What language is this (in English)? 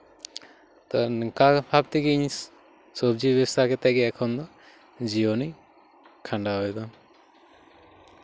Santali